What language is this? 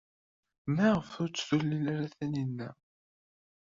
Kabyle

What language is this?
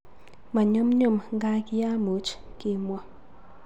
Kalenjin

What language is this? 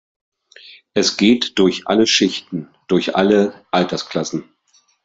German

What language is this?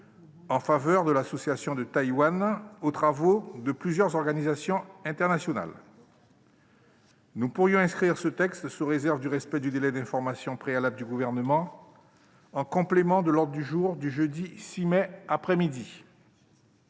French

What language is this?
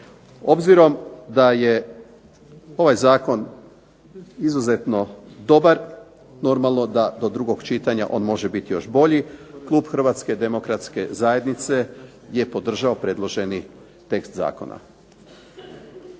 Croatian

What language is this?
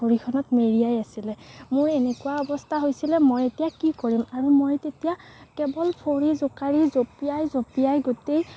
Assamese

